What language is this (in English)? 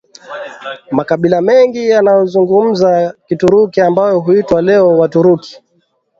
Swahili